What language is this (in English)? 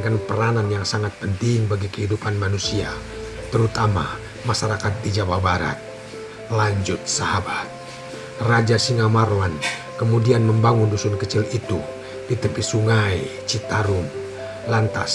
Indonesian